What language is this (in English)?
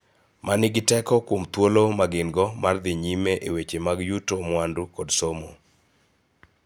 Luo (Kenya and Tanzania)